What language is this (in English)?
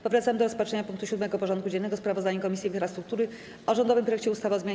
Polish